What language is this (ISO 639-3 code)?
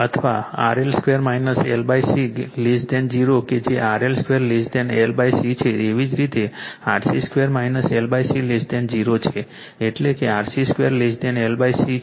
guj